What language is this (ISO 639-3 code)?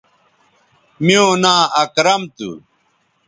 btv